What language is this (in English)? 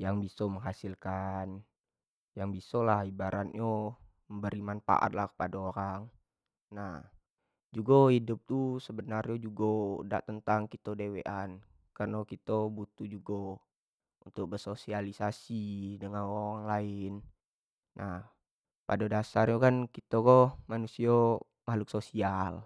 Jambi Malay